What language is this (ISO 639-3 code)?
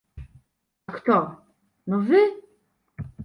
pol